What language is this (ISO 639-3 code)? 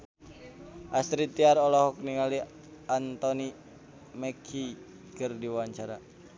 sun